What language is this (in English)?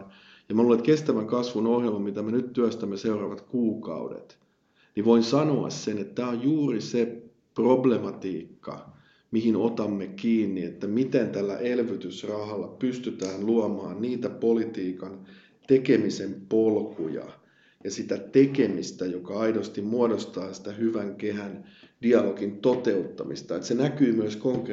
Finnish